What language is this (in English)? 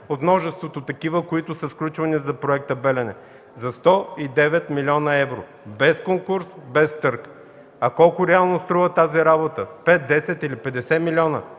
Bulgarian